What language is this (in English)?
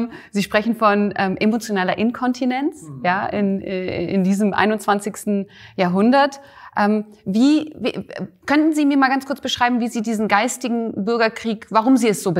German